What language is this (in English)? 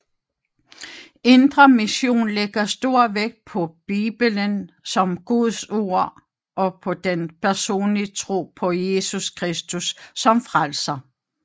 Danish